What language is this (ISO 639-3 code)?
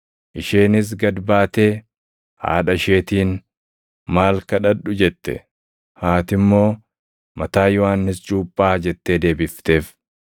orm